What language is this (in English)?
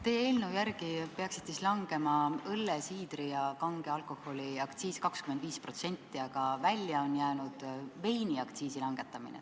Estonian